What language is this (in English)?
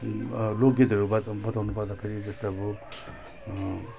Nepali